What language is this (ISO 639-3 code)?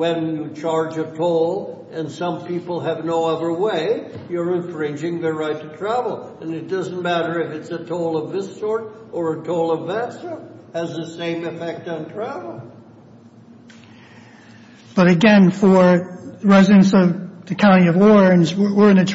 eng